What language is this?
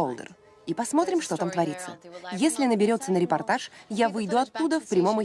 Russian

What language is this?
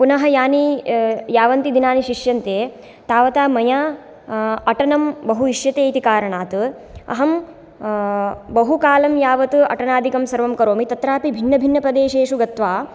Sanskrit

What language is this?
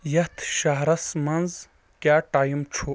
Kashmiri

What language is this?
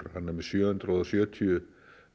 Icelandic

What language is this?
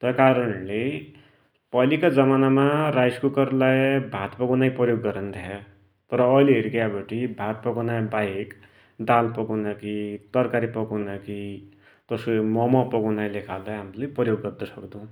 Dotyali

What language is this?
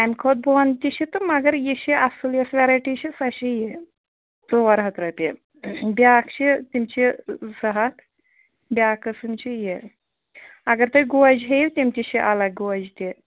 Kashmiri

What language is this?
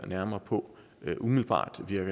Danish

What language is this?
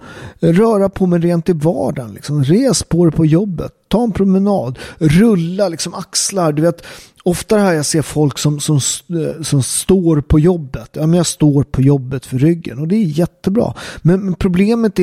Swedish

